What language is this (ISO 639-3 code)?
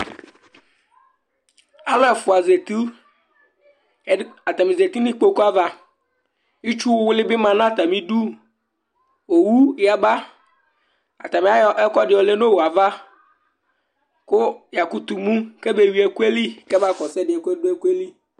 kpo